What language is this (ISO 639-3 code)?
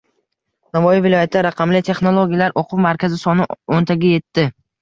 uzb